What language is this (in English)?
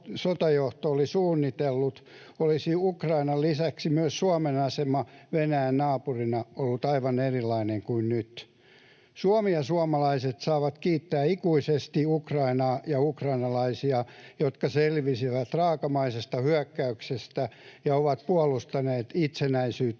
Finnish